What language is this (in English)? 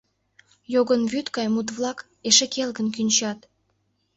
Mari